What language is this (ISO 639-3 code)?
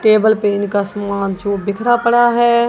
hin